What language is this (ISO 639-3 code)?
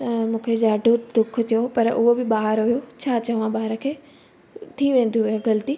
snd